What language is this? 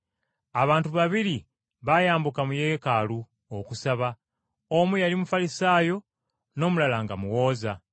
Ganda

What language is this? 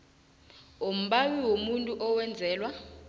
South Ndebele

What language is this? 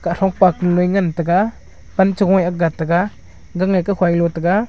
Wancho Naga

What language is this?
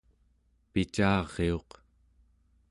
Central Yupik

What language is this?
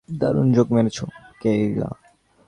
Bangla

